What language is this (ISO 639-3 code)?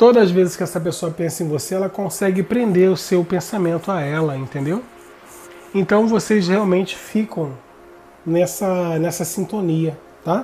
por